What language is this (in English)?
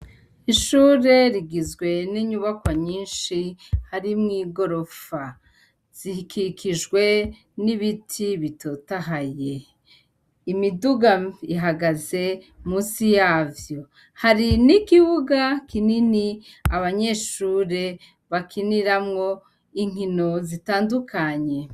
Rundi